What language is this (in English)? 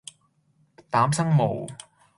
Cantonese